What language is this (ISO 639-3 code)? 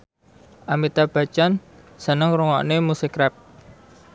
jav